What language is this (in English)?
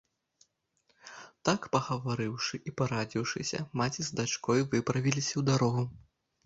Belarusian